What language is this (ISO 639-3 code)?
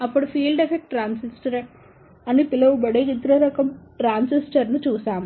tel